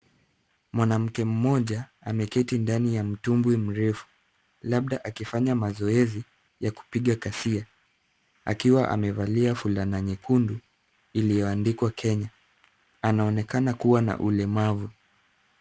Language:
Swahili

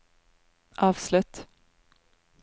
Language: Norwegian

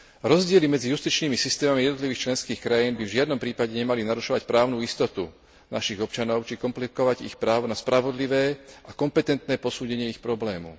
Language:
Slovak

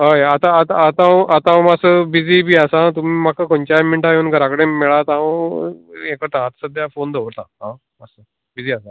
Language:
Konkani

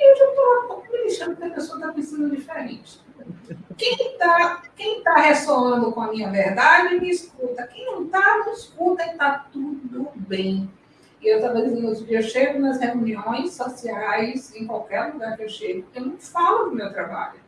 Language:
Portuguese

